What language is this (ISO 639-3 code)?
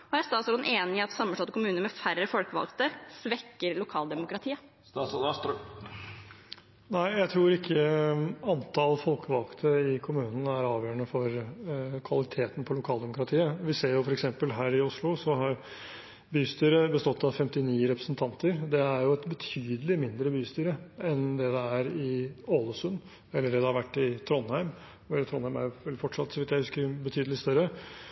nob